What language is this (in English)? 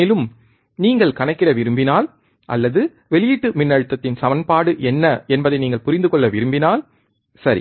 Tamil